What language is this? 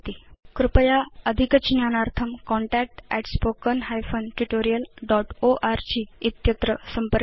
Sanskrit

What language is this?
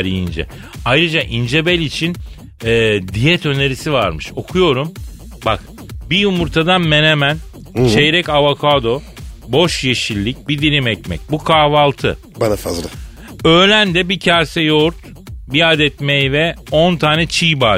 Turkish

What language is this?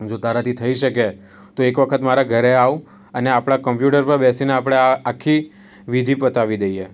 Gujarati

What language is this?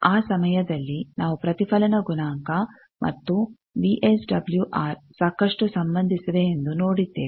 Kannada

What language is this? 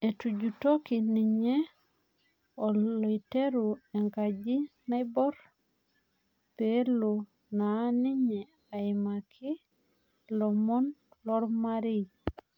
Masai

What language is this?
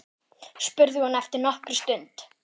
Icelandic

